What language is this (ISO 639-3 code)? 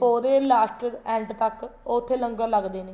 pan